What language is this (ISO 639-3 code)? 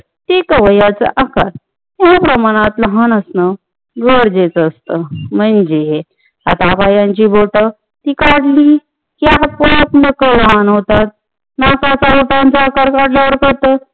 mar